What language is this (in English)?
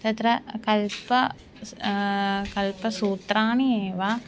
Sanskrit